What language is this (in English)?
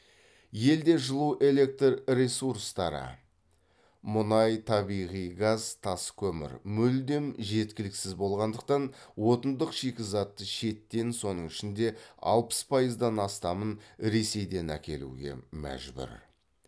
Kazakh